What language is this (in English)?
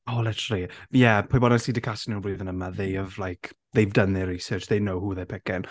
Welsh